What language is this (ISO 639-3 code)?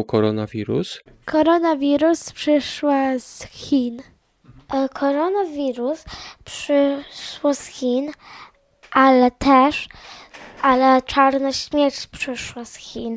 pol